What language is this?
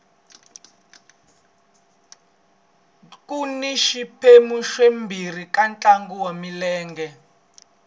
Tsonga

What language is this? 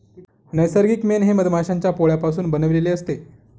Marathi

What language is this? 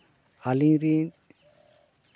Santali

